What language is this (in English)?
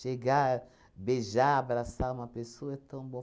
Portuguese